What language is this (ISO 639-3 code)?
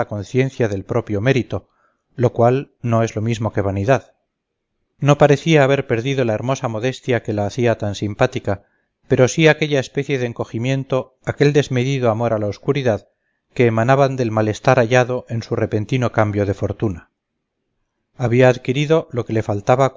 spa